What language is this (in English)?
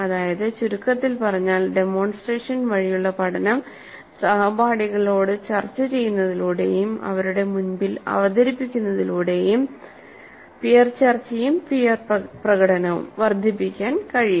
Malayalam